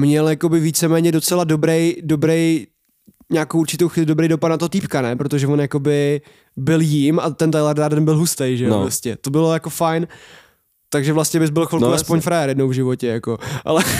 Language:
Czech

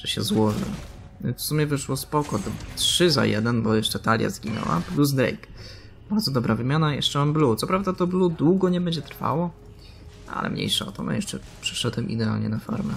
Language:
Polish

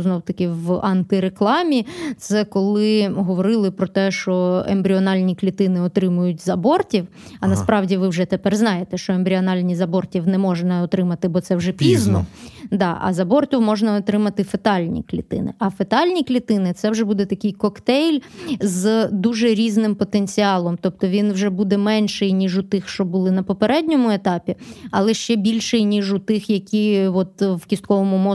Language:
Ukrainian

